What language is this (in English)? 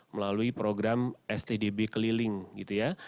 Indonesian